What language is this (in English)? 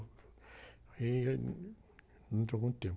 Portuguese